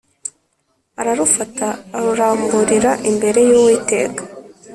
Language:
Kinyarwanda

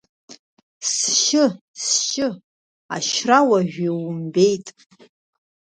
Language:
Abkhazian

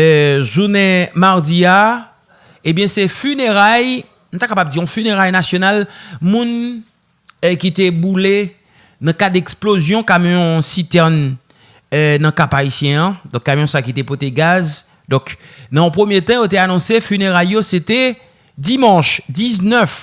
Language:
French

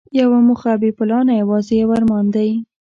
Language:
Pashto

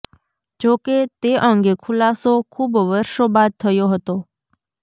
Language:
Gujarati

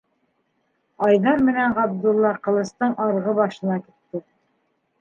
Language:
Bashkir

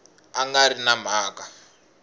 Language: Tsonga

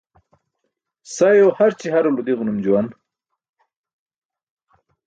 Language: Burushaski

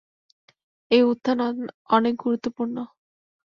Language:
Bangla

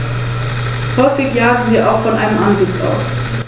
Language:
German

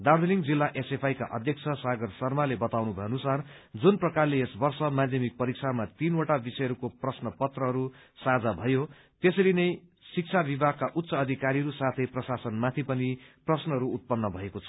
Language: Nepali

